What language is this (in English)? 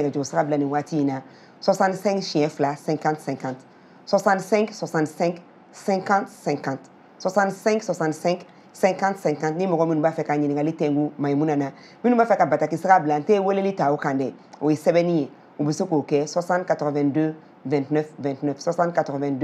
French